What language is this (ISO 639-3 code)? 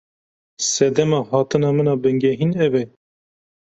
kur